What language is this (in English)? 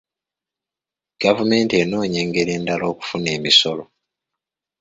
Ganda